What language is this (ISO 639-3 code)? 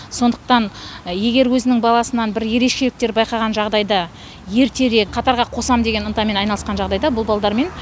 kaz